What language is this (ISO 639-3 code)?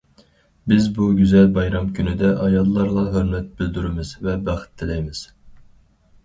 uig